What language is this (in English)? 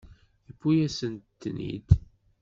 Kabyle